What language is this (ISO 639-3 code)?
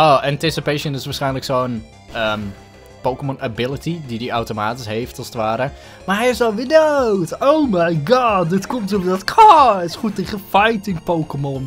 nld